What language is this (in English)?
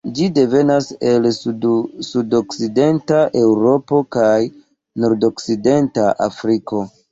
Esperanto